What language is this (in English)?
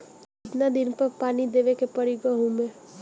Bhojpuri